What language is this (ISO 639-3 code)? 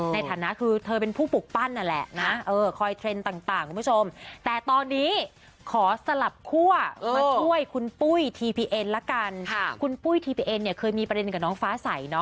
tha